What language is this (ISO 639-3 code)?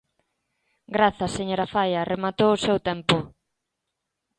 glg